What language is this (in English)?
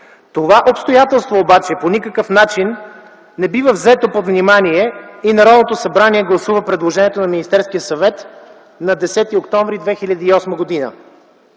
Bulgarian